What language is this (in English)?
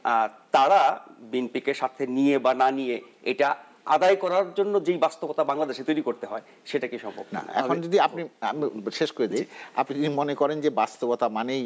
Bangla